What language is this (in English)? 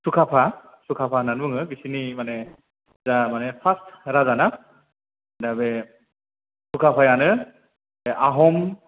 Bodo